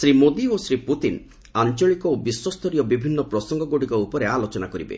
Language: Odia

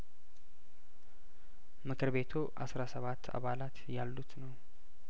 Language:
Amharic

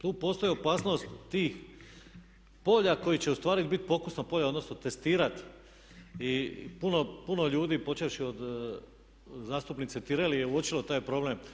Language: Croatian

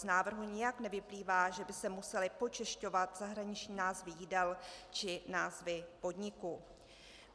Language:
Czech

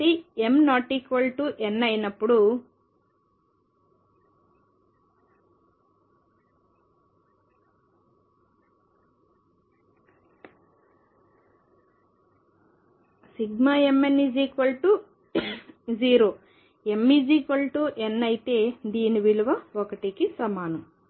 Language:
Telugu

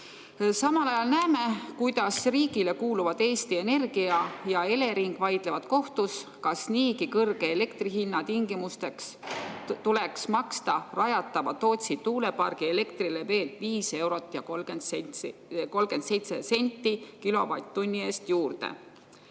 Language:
Estonian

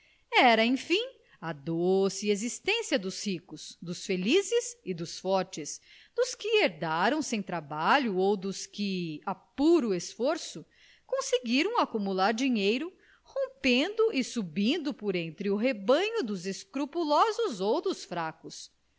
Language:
Portuguese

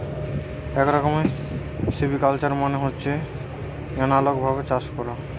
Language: Bangla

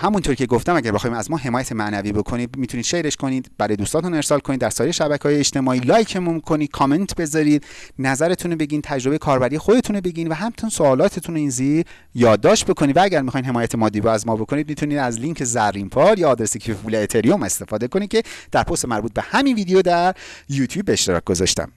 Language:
Persian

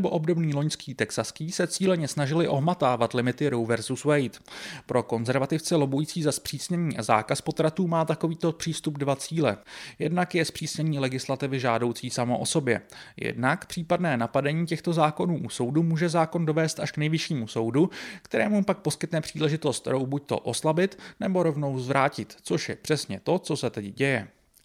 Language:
Czech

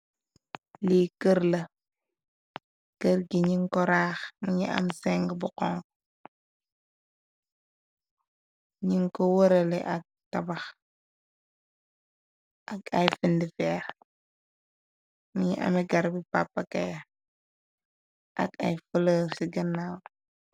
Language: Wolof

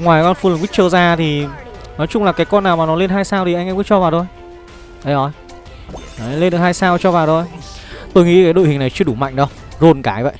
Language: Vietnamese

